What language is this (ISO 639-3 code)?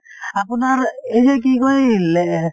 asm